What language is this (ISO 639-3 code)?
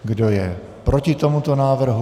ces